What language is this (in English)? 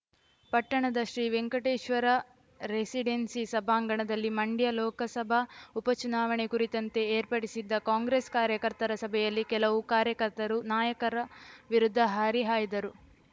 Kannada